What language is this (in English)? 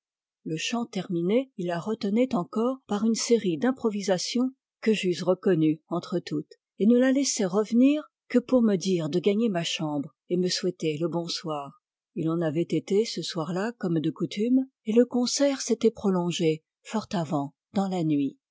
French